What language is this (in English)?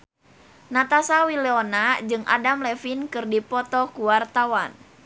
Sundanese